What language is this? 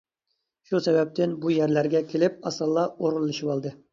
Uyghur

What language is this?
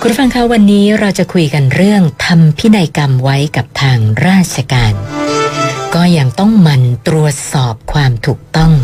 Thai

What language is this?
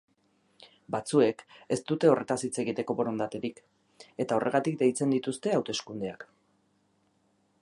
Basque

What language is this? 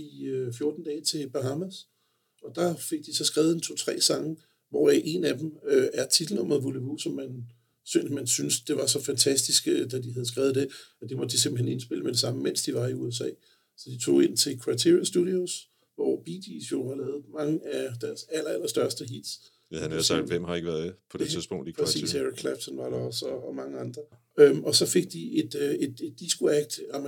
Danish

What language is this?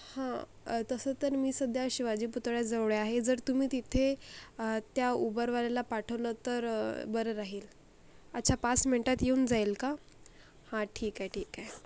Marathi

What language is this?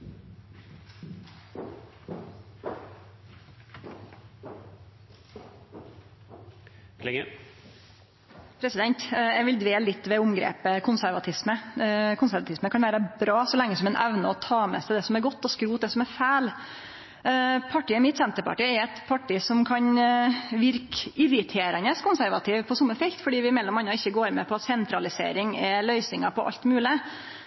Norwegian Nynorsk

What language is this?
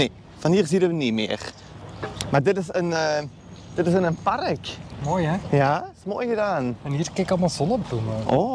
Dutch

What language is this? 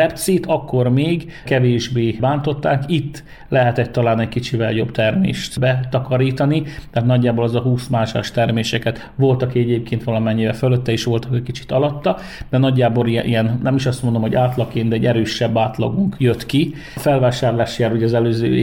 Hungarian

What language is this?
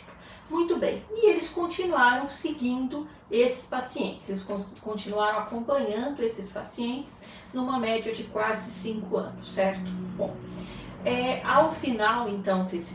Portuguese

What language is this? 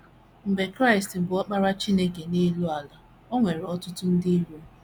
Igbo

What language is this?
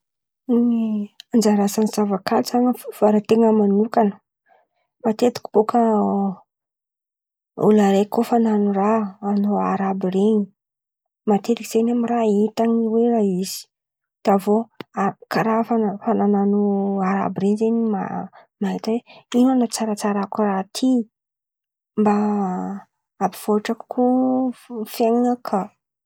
Antankarana Malagasy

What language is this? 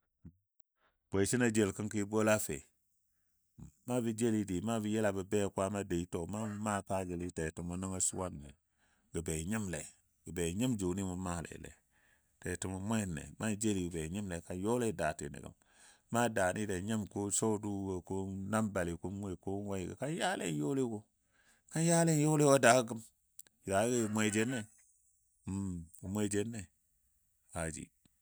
Dadiya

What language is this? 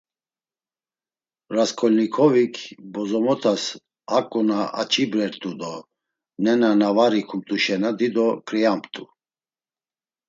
Laz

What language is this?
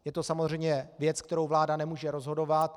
Czech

